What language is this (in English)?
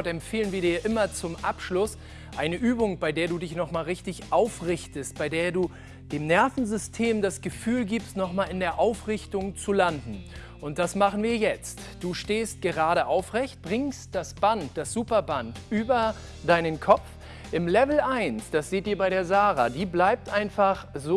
German